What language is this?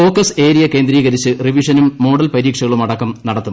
Malayalam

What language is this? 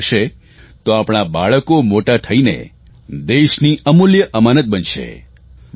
Gujarati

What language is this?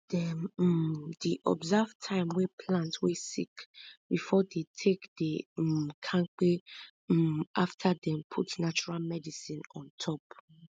Nigerian Pidgin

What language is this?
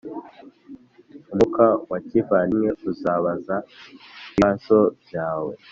Kinyarwanda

